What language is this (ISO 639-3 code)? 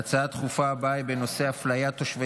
heb